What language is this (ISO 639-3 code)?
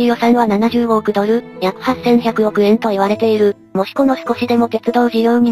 jpn